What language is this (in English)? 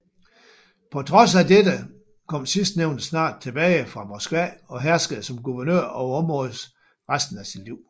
Danish